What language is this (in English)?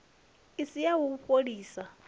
Venda